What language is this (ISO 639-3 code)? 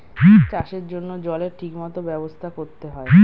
ben